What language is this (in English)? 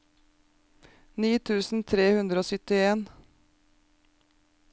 Norwegian